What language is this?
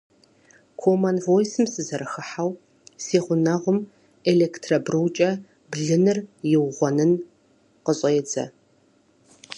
Kabardian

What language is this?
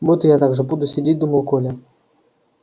Russian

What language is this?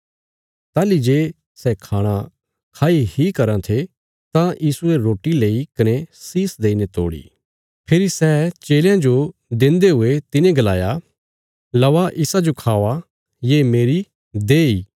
Bilaspuri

